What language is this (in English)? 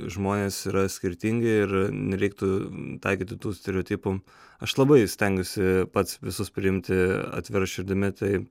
Lithuanian